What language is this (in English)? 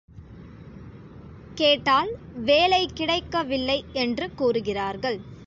Tamil